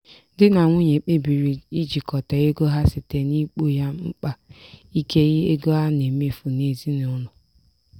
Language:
Igbo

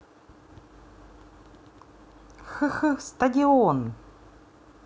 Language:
Russian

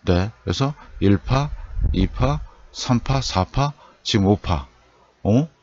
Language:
Korean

